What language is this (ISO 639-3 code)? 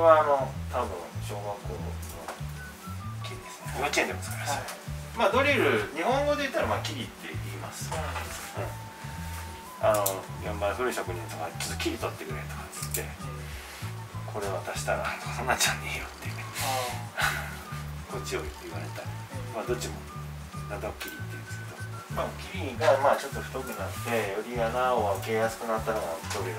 jpn